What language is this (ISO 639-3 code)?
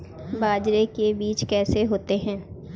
hin